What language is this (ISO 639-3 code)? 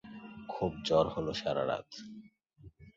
ben